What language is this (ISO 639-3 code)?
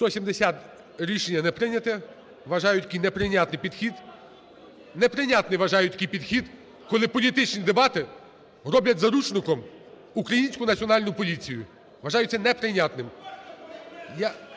ukr